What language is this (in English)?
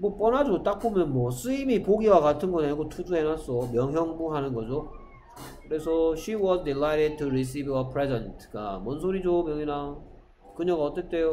Korean